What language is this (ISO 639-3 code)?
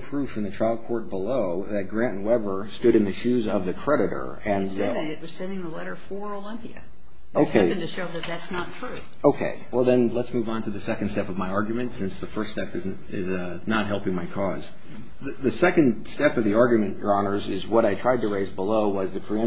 eng